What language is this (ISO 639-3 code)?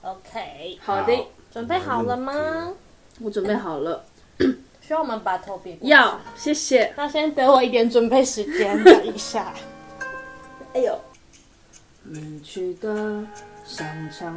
zho